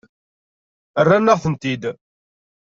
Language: Kabyle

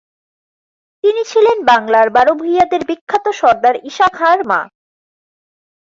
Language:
Bangla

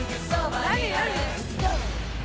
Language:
Japanese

